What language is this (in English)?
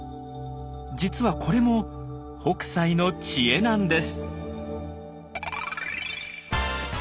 Japanese